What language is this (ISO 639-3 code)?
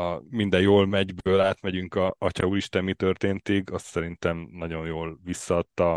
hun